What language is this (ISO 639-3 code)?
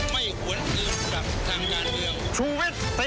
tha